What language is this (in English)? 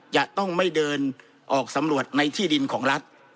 Thai